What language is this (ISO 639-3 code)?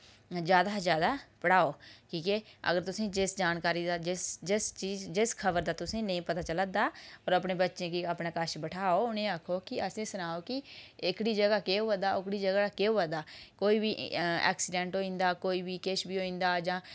doi